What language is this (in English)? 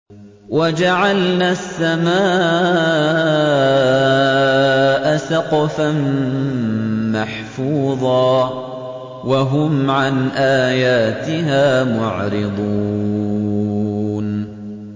Arabic